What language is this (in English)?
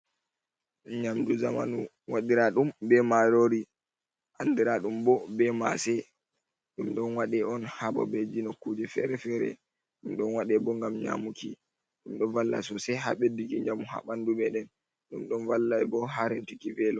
Fula